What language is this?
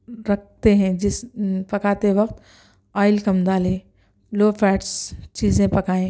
Urdu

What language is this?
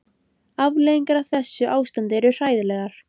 Icelandic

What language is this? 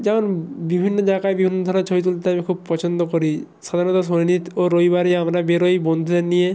Bangla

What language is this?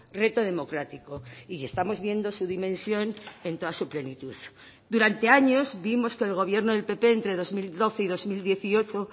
Spanish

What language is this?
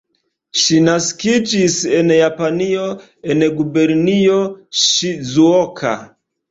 Esperanto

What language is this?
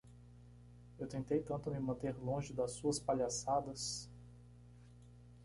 Portuguese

